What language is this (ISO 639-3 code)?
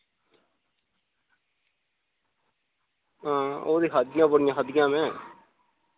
doi